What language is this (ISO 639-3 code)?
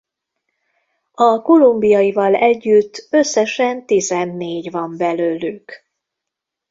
hun